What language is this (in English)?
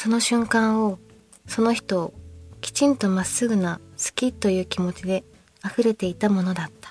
Japanese